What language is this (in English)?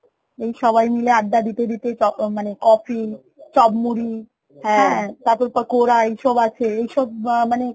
Bangla